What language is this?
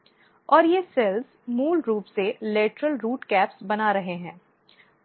Hindi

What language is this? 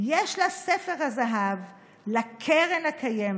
Hebrew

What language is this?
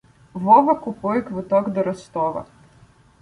Ukrainian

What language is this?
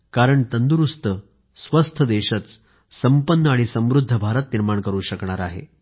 Marathi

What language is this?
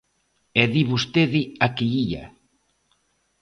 Galician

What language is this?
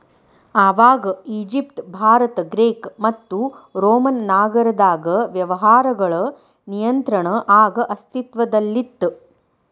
Kannada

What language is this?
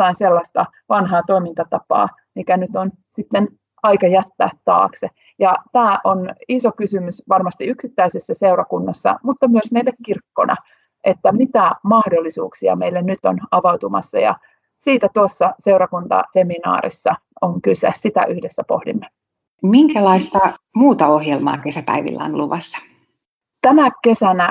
Finnish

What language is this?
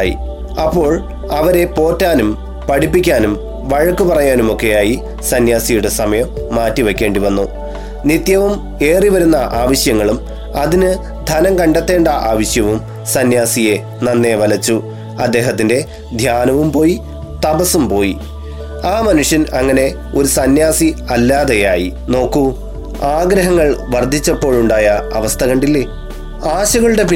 Malayalam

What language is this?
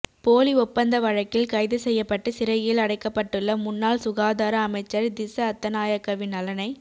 Tamil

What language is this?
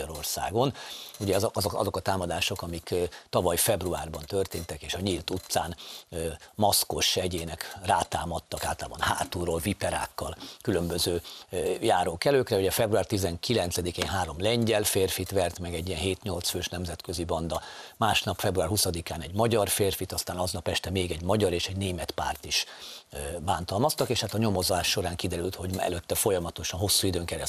Hungarian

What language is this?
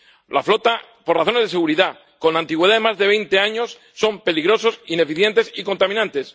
Spanish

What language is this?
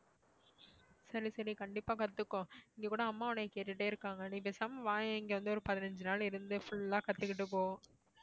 Tamil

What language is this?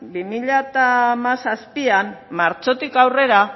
Basque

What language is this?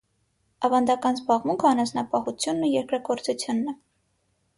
Armenian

